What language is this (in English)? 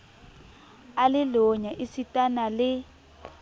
Southern Sotho